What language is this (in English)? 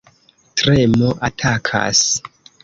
Esperanto